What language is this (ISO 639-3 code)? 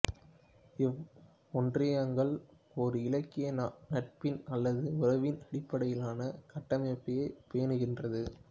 tam